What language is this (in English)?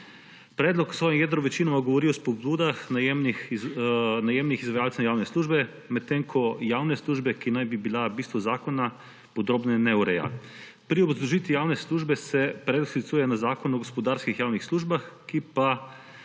Slovenian